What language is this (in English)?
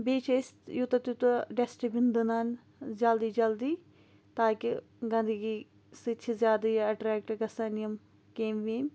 Kashmiri